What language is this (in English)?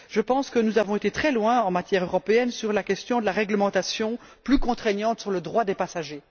French